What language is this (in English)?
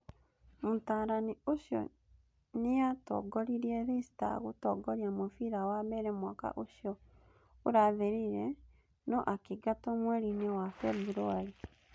Kikuyu